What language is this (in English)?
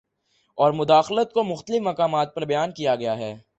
Urdu